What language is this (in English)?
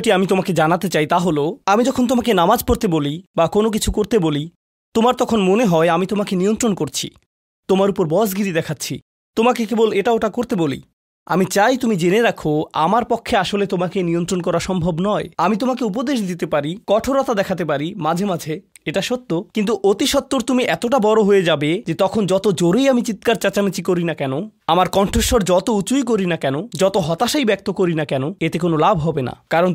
Bangla